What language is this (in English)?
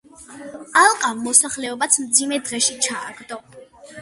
Georgian